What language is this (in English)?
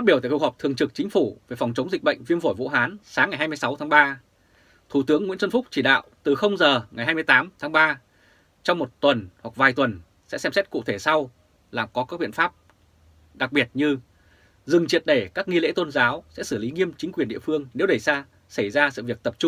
Vietnamese